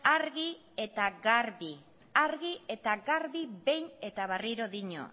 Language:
Basque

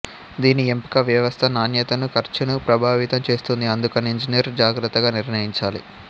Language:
Telugu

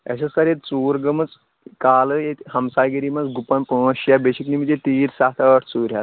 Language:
Kashmiri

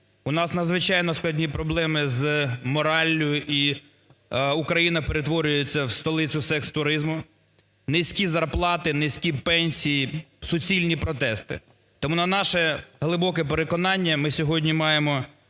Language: Ukrainian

